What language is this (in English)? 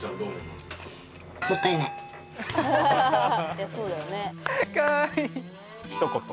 Japanese